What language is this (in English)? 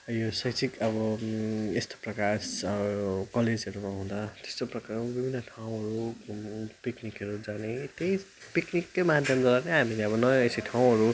Nepali